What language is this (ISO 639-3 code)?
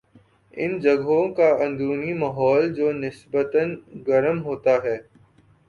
urd